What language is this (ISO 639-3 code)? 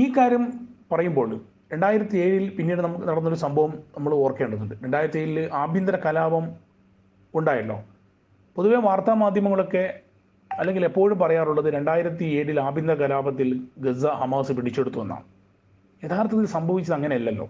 mal